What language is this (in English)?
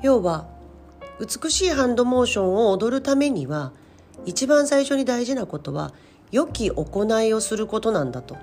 Japanese